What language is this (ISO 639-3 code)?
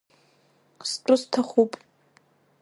abk